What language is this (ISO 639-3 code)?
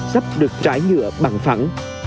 vie